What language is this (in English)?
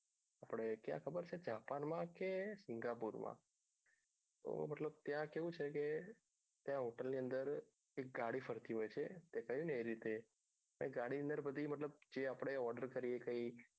Gujarati